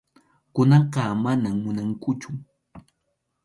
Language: Arequipa-La Unión Quechua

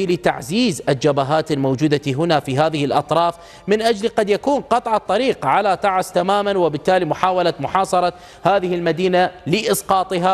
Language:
Arabic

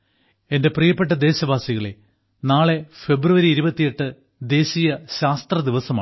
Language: Malayalam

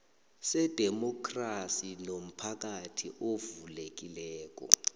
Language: South Ndebele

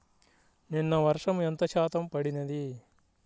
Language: Telugu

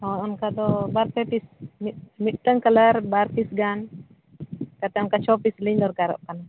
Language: Santali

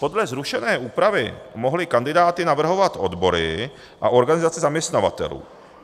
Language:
Czech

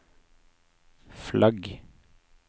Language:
Norwegian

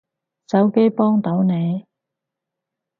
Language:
Cantonese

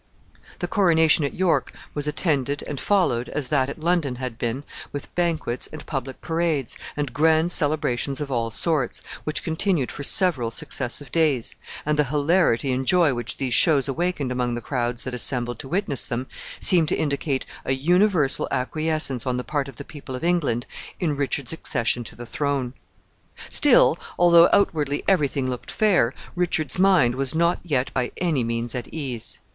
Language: English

